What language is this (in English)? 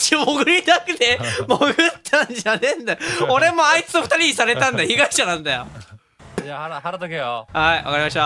Japanese